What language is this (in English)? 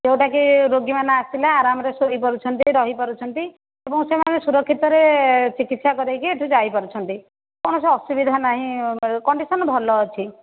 Odia